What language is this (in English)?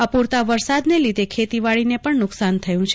Gujarati